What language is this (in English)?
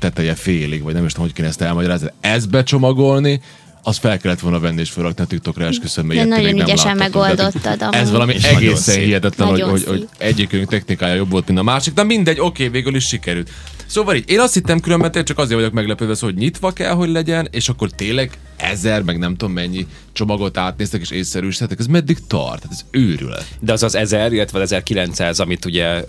Hungarian